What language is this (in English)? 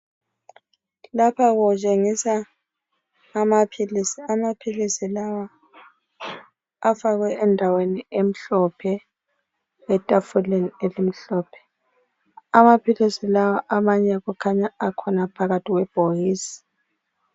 North Ndebele